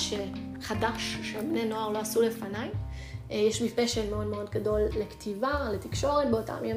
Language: Hebrew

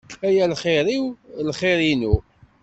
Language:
Kabyle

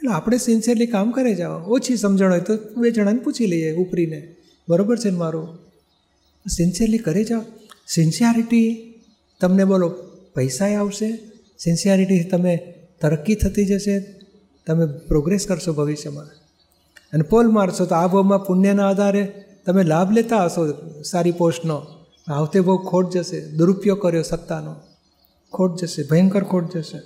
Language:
Gujarati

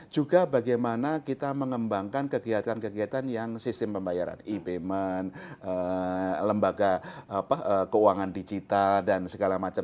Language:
Indonesian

